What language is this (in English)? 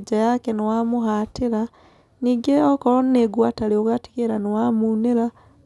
Kikuyu